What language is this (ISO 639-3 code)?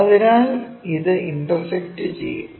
mal